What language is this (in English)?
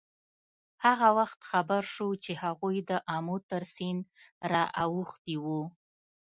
Pashto